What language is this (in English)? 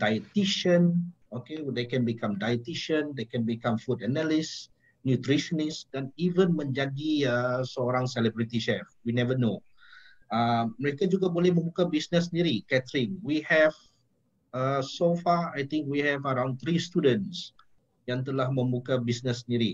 Malay